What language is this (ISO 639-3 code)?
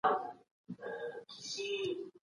pus